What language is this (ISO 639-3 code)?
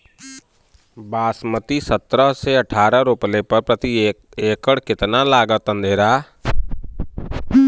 bho